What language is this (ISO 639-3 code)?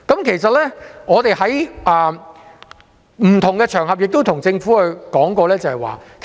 yue